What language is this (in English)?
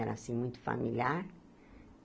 Portuguese